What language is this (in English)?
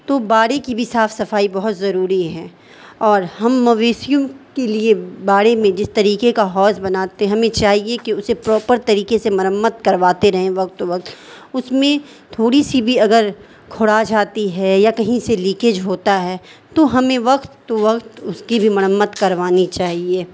Urdu